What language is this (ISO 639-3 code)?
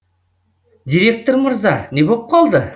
kaz